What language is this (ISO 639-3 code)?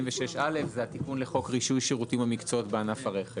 heb